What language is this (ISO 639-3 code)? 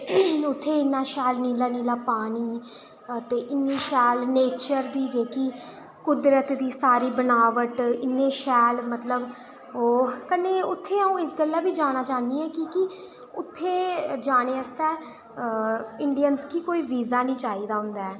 doi